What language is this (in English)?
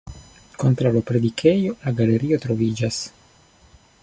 Esperanto